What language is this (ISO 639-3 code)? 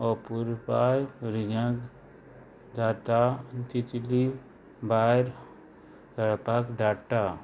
kok